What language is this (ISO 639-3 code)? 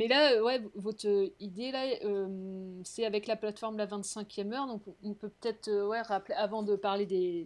fra